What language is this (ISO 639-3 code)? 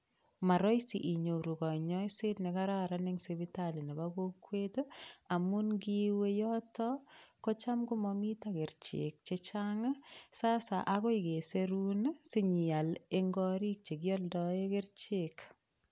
kln